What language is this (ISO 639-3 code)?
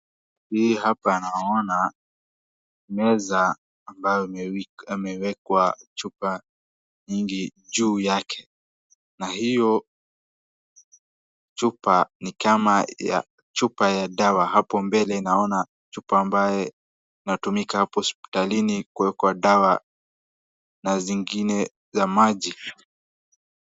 swa